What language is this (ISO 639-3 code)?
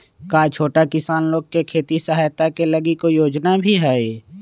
mag